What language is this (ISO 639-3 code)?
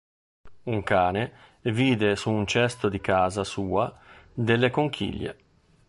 ita